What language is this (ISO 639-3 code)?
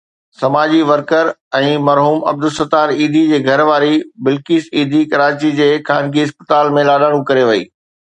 snd